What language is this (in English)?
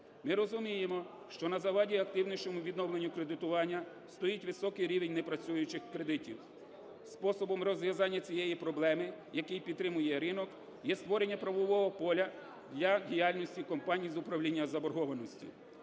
Ukrainian